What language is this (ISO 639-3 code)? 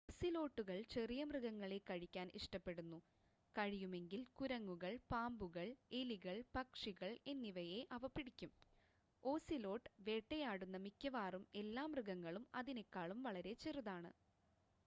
mal